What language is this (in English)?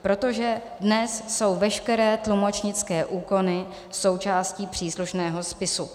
Czech